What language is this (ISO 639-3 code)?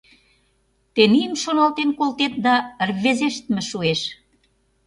chm